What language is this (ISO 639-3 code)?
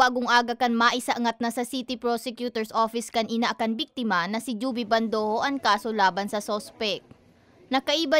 fil